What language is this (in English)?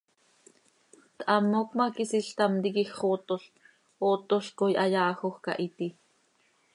Seri